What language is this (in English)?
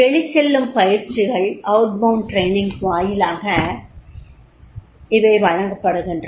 Tamil